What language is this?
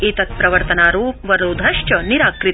Sanskrit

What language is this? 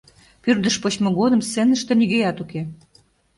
Mari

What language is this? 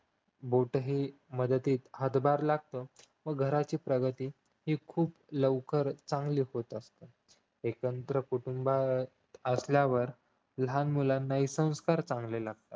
Marathi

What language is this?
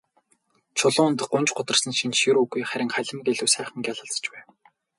Mongolian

